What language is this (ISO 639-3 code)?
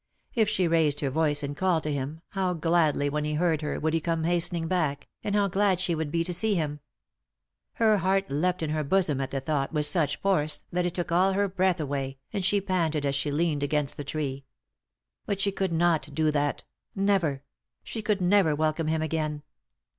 eng